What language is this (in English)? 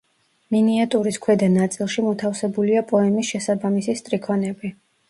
Georgian